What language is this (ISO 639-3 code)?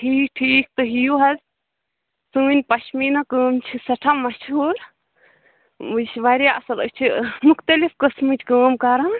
kas